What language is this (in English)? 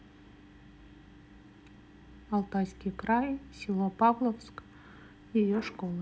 Russian